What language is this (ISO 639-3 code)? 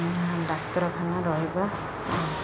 ori